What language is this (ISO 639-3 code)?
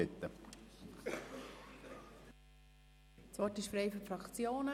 gsw